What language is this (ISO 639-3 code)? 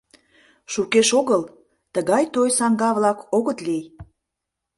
chm